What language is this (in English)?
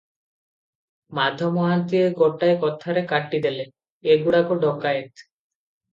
Odia